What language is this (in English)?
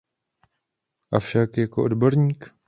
Czech